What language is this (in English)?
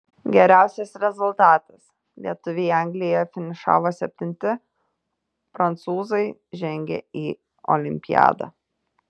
Lithuanian